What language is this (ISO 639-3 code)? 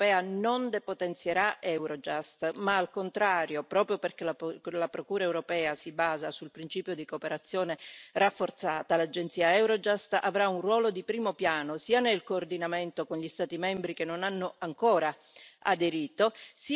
ita